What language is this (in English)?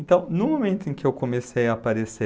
Portuguese